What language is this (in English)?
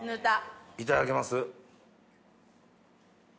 Japanese